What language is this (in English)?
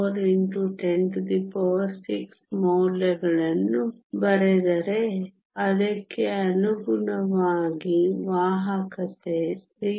Kannada